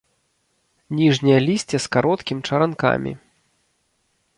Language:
Belarusian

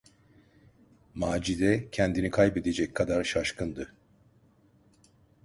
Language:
Turkish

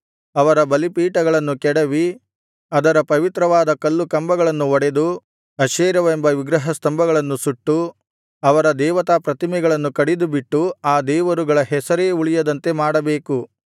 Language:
Kannada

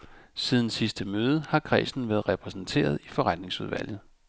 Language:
Danish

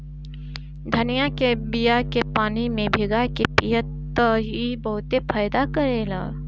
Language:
Bhojpuri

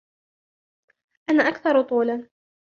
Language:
Arabic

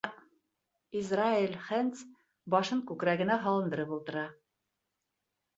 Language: Bashkir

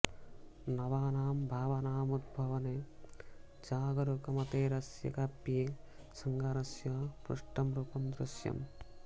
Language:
Sanskrit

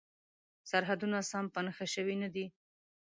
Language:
Pashto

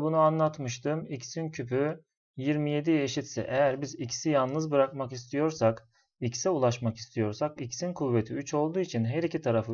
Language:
Turkish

